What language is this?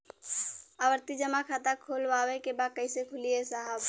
Bhojpuri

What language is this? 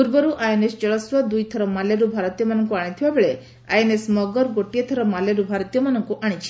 Odia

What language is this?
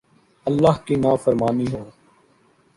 Urdu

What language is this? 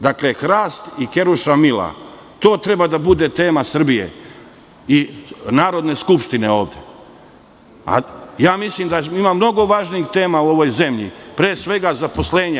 Serbian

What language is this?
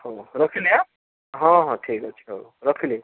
Odia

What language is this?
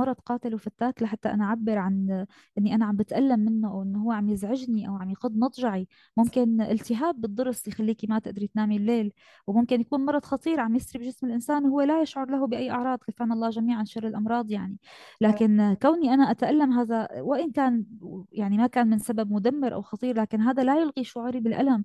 Arabic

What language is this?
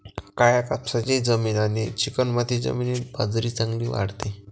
Marathi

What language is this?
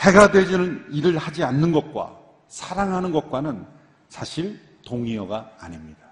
Korean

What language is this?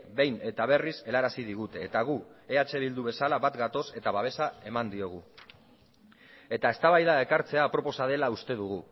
Basque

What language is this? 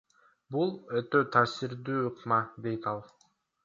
Kyrgyz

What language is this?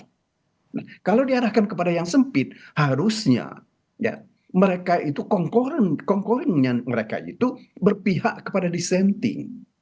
Indonesian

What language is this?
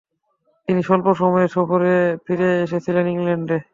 Bangla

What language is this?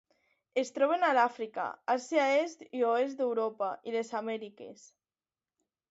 Catalan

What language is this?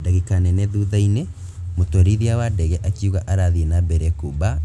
Kikuyu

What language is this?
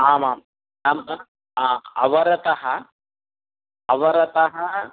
Sanskrit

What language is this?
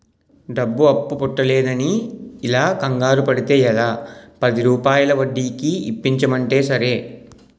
Telugu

